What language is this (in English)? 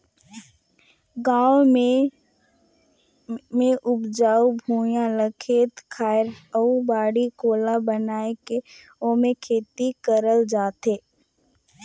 Chhattisgarhi